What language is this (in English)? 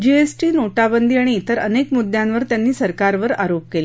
Marathi